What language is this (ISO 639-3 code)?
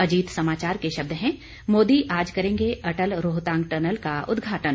hin